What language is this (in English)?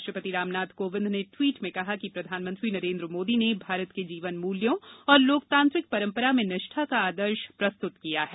Hindi